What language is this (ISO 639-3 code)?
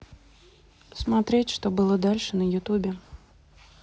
rus